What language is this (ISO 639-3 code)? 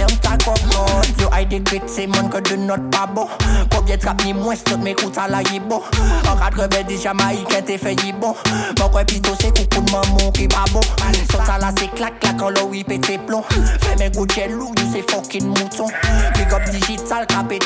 fra